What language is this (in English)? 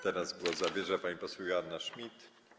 Polish